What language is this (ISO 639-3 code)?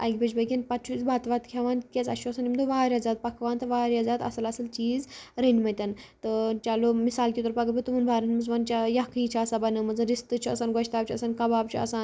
kas